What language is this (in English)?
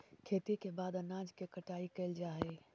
Magahi